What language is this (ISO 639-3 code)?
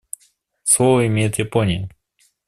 rus